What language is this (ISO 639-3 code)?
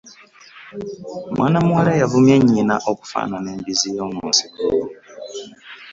lug